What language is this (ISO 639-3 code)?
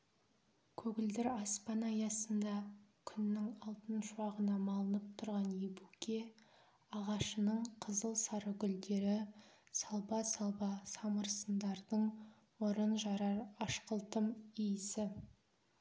kaz